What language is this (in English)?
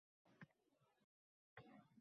Uzbek